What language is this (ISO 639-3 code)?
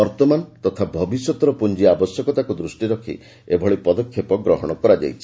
ori